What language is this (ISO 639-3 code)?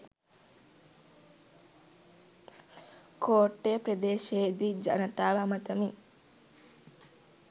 sin